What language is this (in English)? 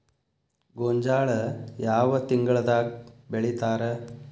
Kannada